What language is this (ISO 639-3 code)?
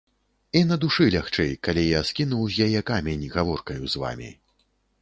bel